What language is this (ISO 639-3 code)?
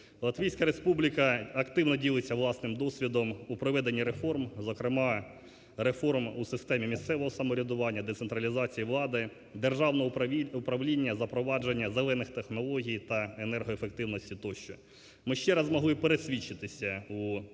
ukr